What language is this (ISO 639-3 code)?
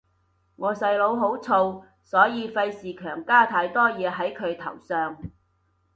yue